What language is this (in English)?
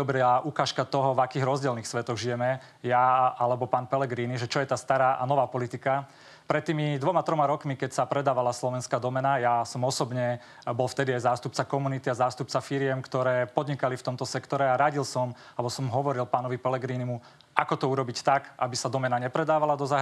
Slovak